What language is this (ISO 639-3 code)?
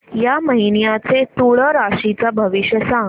mar